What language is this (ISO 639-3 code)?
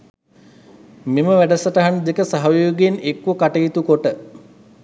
sin